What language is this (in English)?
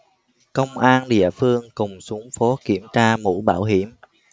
Vietnamese